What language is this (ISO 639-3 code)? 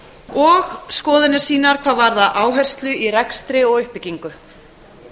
isl